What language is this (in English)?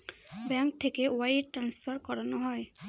Bangla